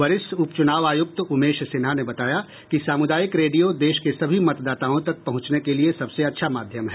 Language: Hindi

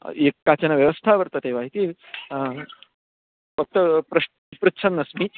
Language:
Sanskrit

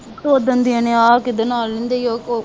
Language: Punjabi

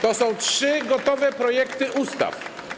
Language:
Polish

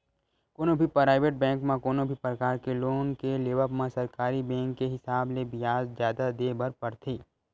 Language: Chhattisgarhi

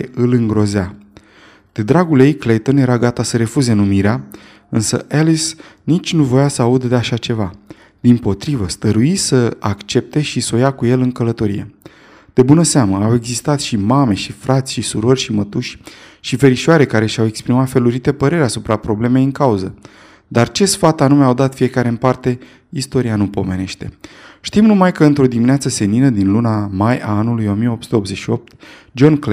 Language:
Romanian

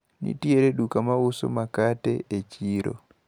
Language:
Luo (Kenya and Tanzania)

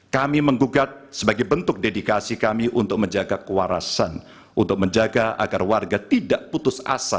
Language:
Indonesian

